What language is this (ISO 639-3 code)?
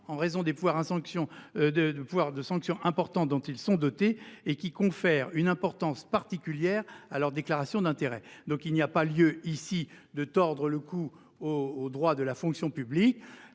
fra